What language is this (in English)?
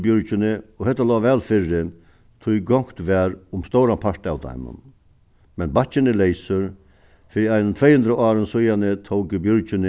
Faroese